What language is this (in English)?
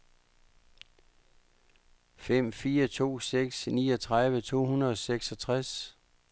Danish